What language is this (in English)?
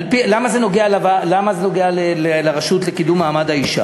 Hebrew